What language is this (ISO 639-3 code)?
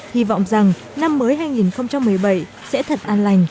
vie